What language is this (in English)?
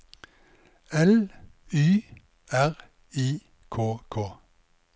Norwegian